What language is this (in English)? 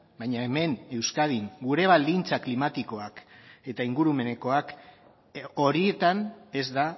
Basque